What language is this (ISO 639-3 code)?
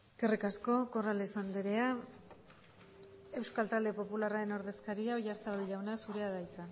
eus